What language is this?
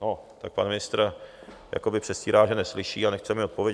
Czech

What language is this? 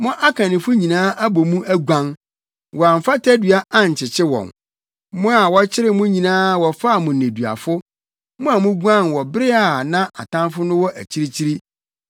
Akan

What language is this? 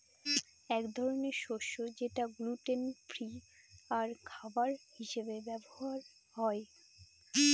Bangla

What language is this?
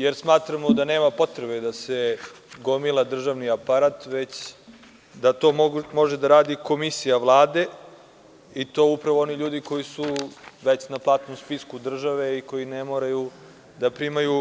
Serbian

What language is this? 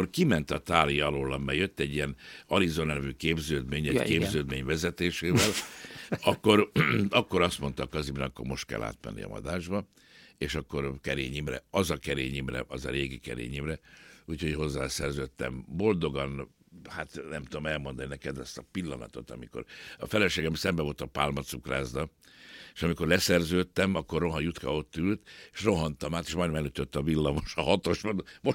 Hungarian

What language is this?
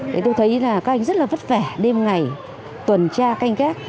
Vietnamese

